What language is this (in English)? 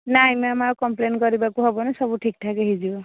Odia